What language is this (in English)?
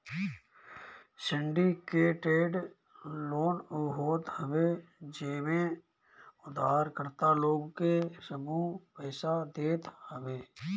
Bhojpuri